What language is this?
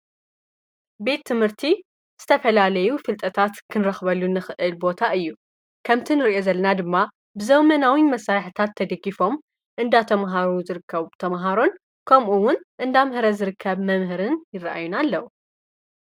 Tigrinya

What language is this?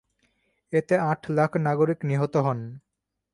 Bangla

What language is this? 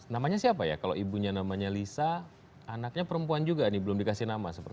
Indonesian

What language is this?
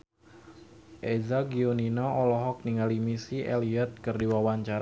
Sundanese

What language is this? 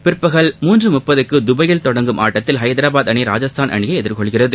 Tamil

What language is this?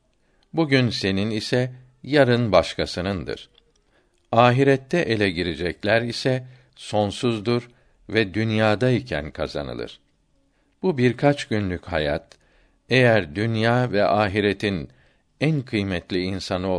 Turkish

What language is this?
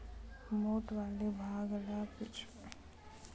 Chhattisgarhi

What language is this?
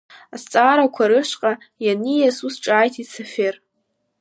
Abkhazian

